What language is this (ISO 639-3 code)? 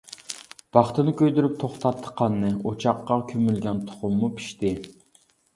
uig